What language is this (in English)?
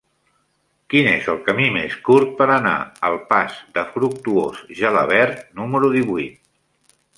Catalan